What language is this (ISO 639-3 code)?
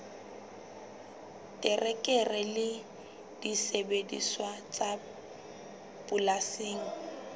sot